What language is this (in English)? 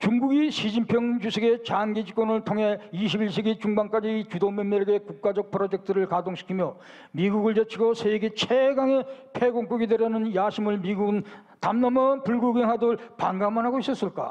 Korean